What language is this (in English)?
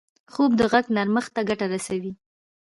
Pashto